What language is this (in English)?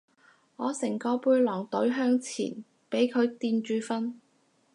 Cantonese